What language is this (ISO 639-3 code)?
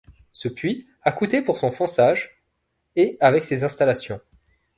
fra